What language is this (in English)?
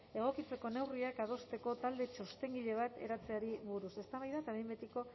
Basque